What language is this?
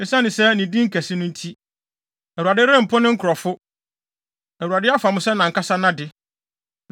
Akan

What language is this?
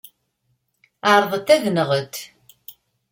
Kabyle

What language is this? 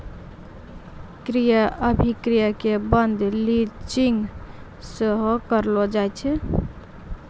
Maithili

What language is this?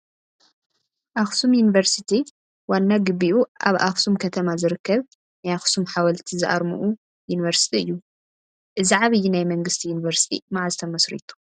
Tigrinya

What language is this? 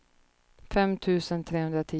Swedish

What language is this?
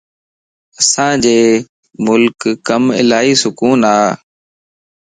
Lasi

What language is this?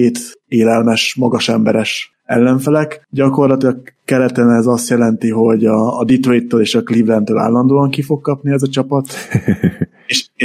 Hungarian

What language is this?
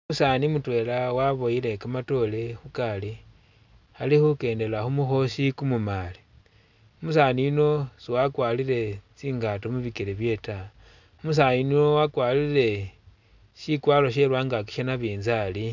Masaaba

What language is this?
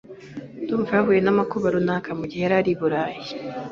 Kinyarwanda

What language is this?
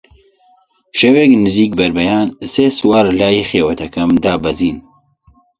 Central Kurdish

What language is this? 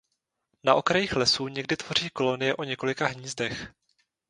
Czech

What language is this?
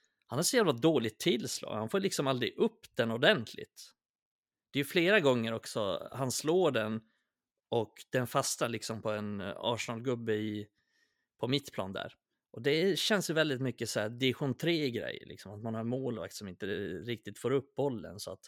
Swedish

